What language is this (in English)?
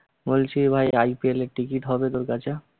Bangla